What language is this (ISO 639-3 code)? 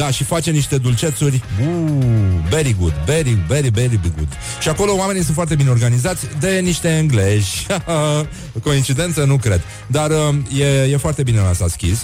ron